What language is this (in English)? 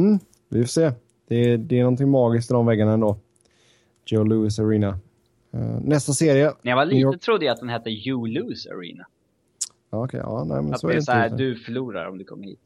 Swedish